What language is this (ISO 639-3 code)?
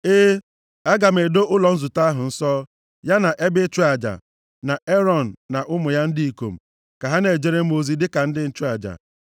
ibo